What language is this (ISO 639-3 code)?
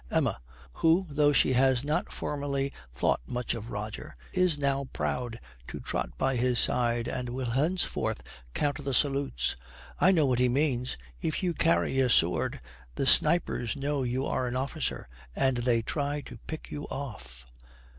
eng